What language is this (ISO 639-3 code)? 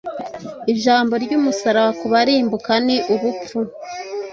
kin